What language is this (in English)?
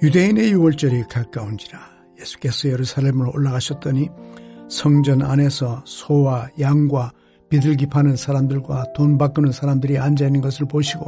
Korean